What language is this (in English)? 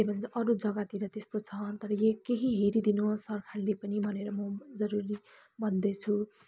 Nepali